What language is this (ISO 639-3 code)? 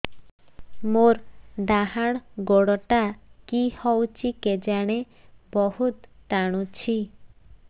ori